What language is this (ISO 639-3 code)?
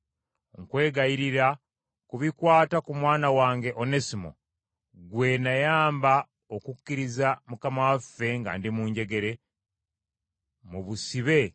lug